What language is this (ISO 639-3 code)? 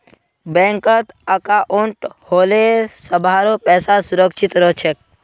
mag